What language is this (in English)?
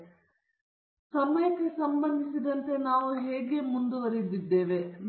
Kannada